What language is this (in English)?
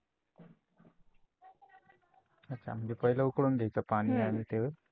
Marathi